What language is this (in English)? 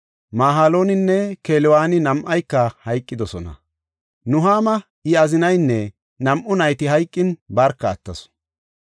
Gofa